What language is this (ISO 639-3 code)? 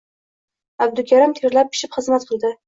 uzb